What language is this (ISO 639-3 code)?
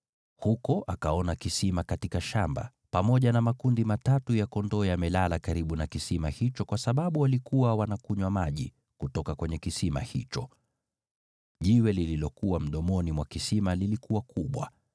swa